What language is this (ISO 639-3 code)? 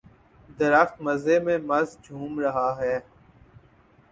urd